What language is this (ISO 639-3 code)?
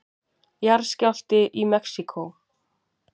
isl